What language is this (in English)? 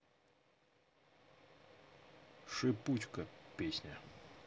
Russian